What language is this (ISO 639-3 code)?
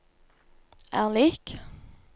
nor